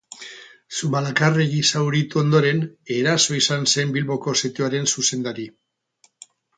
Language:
Basque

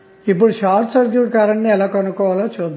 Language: Telugu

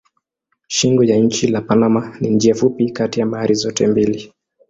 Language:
Swahili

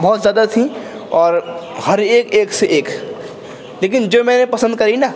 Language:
Urdu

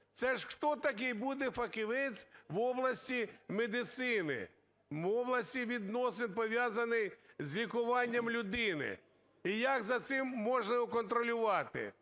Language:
Ukrainian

